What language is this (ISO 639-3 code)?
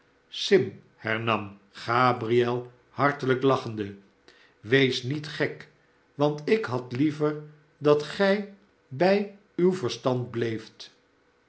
nld